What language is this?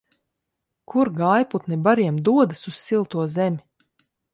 Latvian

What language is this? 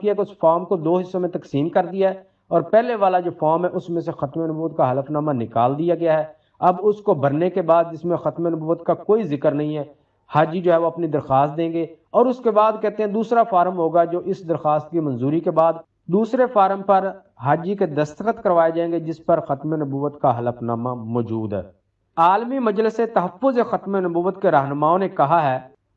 Turkish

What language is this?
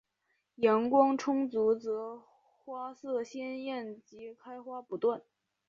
Chinese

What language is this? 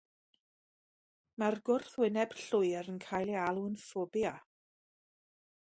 Welsh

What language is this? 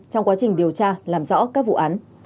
Vietnamese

